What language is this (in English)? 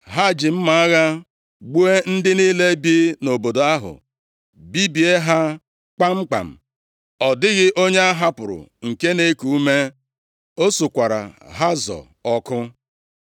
Igbo